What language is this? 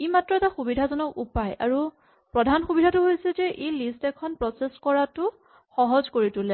Assamese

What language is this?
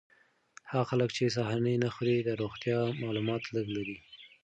Pashto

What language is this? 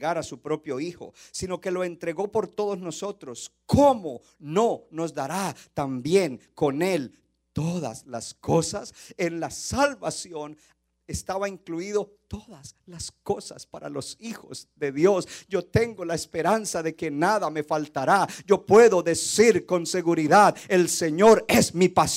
Spanish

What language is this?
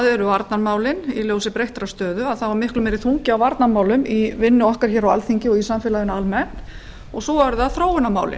Icelandic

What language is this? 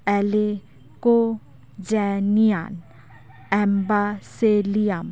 Santali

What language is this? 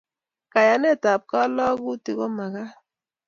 Kalenjin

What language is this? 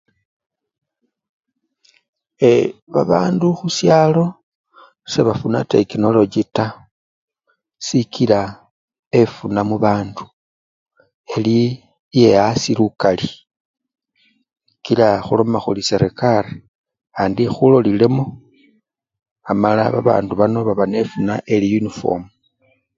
Luyia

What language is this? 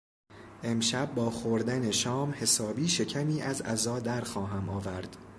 Persian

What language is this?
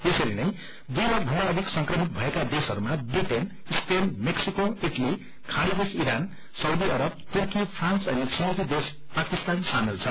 Nepali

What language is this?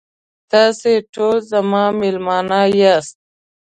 Pashto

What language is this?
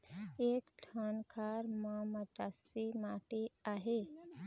Chhattisgarhi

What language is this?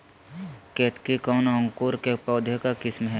Magahi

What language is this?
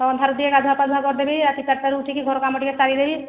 Odia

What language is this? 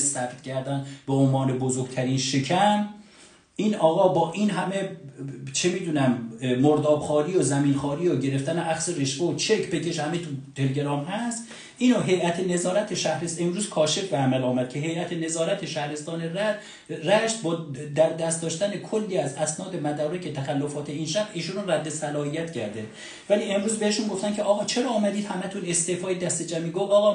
Persian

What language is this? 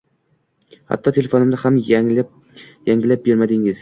Uzbek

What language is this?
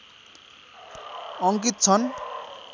Nepali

